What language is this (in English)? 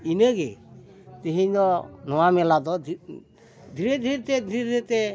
Santali